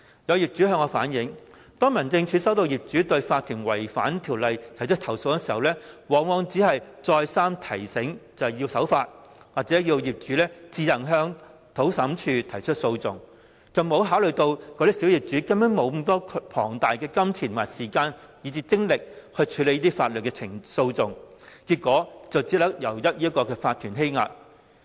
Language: Cantonese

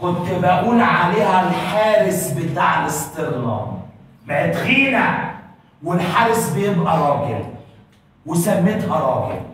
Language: Arabic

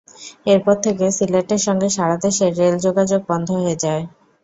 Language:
Bangla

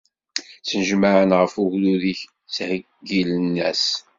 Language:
Kabyle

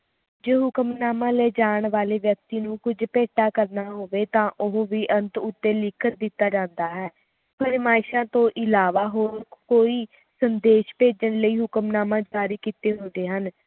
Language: Punjabi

